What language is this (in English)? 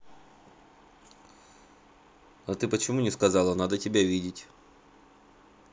Russian